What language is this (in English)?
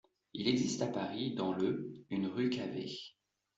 French